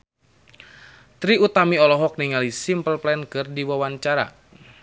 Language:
Sundanese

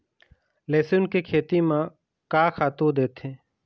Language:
Chhattisgarhi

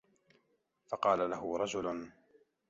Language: Arabic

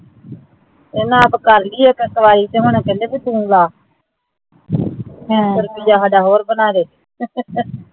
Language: Punjabi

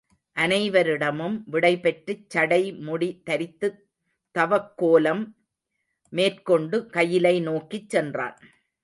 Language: Tamil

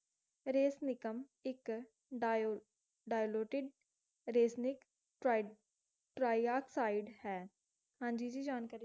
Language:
Punjabi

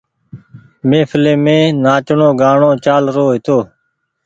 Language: Goaria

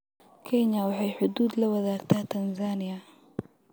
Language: Somali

